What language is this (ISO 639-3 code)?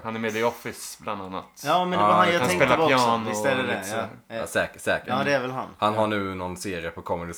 swe